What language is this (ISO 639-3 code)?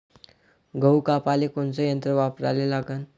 mar